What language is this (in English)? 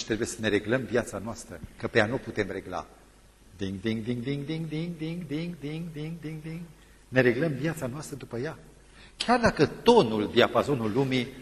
Romanian